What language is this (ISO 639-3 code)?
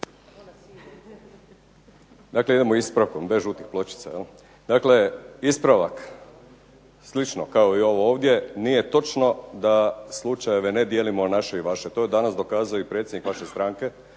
hrv